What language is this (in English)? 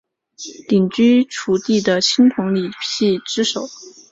Chinese